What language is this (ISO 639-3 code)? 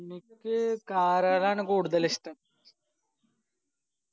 mal